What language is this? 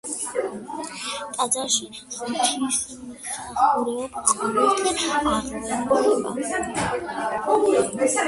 Georgian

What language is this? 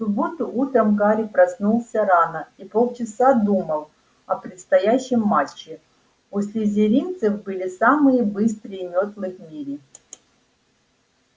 Russian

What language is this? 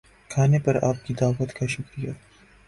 Urdu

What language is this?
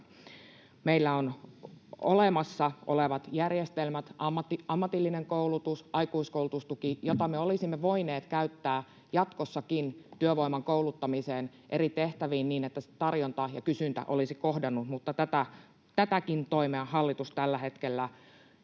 Finnish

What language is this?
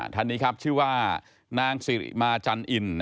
Thai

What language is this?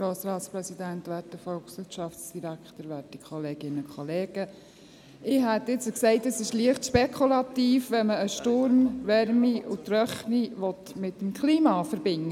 Swiss German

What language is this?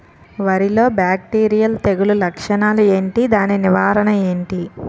Telugu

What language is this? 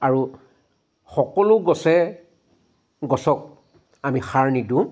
Assamese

